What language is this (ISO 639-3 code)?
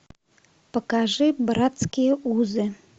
rus